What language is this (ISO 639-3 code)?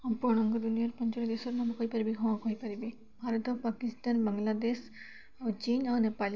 ori